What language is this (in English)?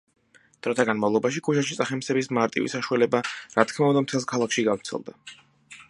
Georgian